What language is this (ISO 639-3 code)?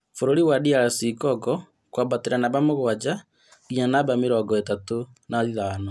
kik